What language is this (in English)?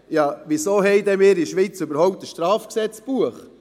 Swiss German